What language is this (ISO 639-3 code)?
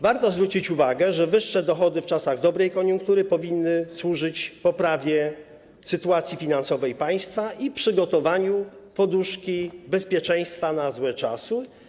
pol